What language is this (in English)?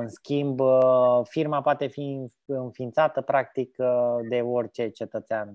Romanian